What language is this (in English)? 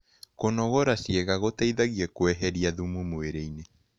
Kikuyu